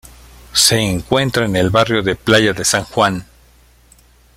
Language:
Spanish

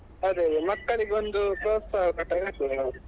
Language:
Kannada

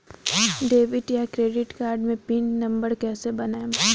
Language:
Bhojpuri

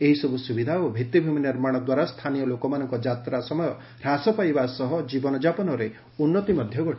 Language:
Odia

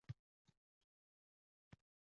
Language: Uzbek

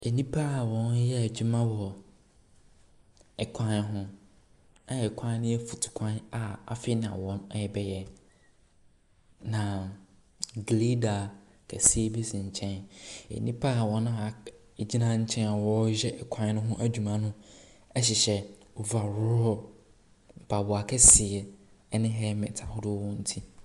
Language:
Akan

